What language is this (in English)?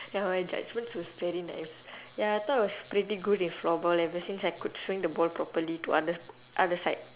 English